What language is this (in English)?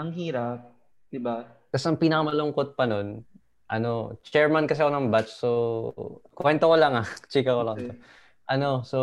Filipino